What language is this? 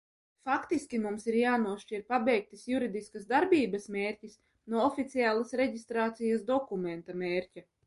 Latvian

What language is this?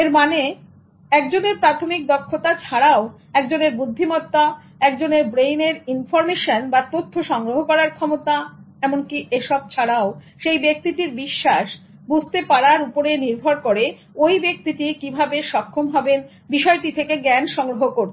Bangla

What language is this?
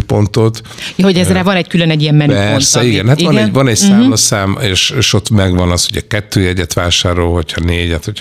Hungarian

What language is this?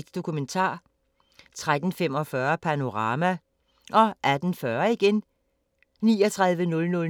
Danish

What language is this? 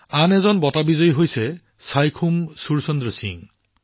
Assamese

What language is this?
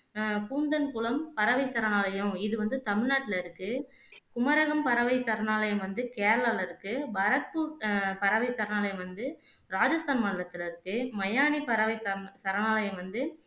Tamil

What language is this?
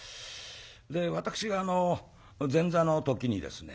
Japanese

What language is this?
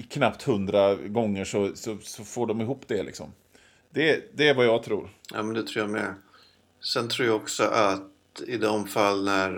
Swedish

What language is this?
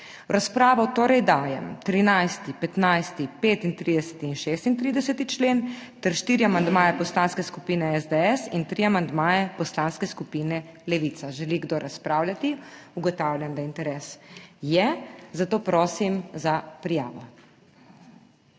Slovenian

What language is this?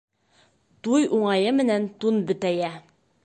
Bashkir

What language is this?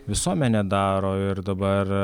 Lithuanian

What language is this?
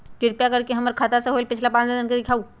Magahi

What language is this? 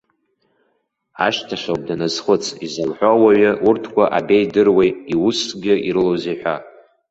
Abkhazian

